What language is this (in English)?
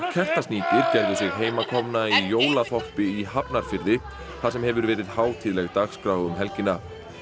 Icelandic